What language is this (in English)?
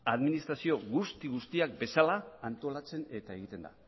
Basque